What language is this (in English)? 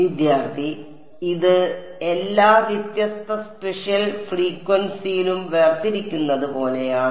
Malayalam